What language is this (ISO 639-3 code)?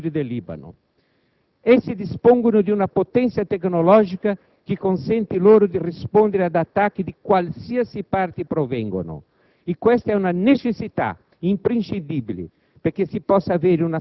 ita